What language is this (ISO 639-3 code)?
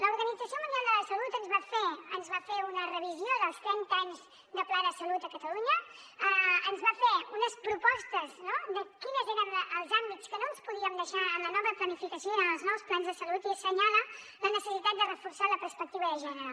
cat